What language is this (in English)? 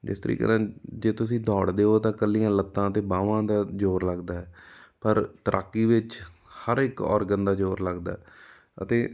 Punjabi